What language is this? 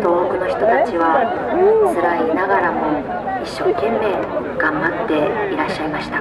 Japanese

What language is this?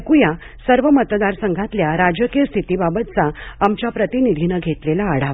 Marathi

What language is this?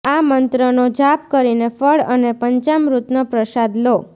Gujarati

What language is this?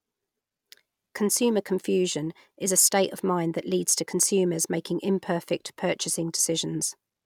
English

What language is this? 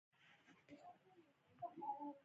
Pashto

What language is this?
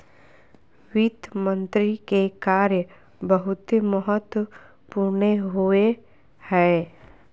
Magahi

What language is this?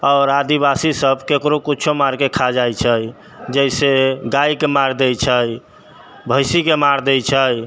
Maithili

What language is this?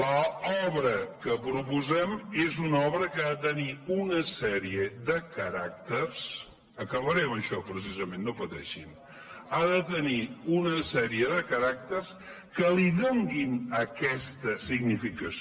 Catalan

